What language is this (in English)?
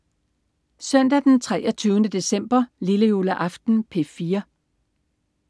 Danish